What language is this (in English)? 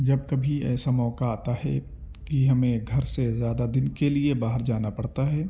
Urdu